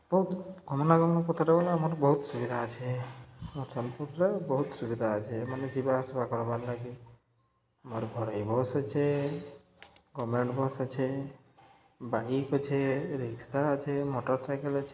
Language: Odia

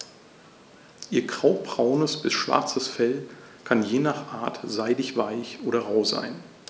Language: German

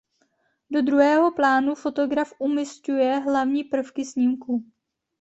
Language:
Czech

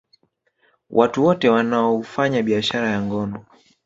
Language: Swahili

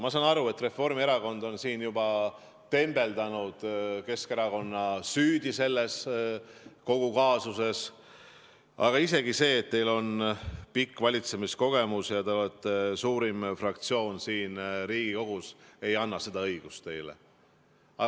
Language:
Estonian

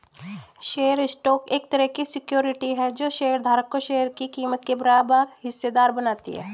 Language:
Hindi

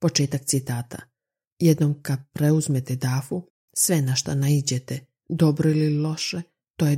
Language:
Croatian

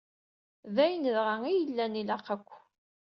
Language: Kabyle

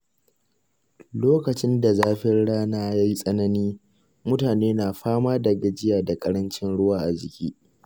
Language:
Hausa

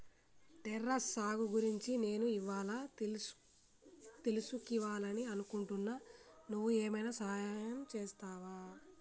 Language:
Telugu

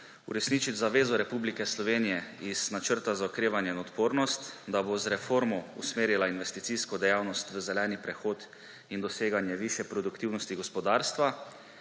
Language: Slovenian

